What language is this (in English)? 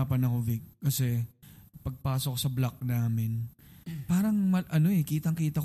Filipino